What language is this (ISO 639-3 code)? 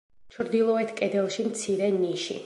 kat